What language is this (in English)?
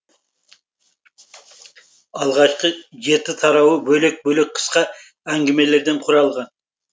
Kazakh